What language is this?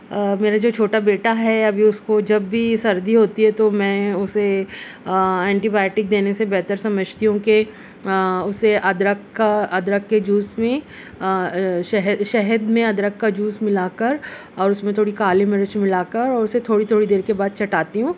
Urdu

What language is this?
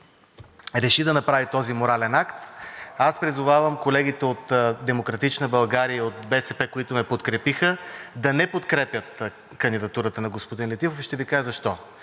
Bulgarian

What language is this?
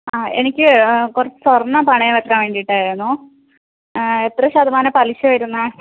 Malayalam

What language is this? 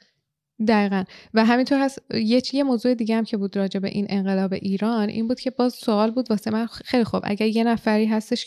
Persian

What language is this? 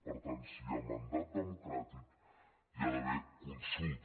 Catalan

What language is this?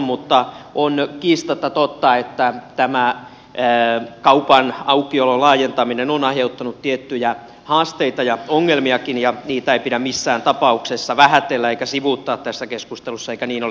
Finnish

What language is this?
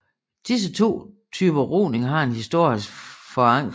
Danish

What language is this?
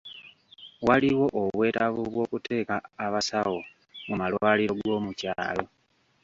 Ganda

